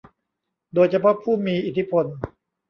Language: Thai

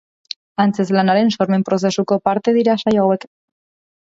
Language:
Basque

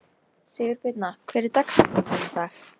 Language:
Icelandic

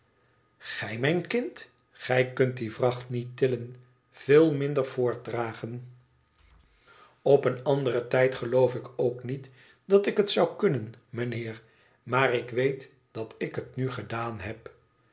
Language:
Dutch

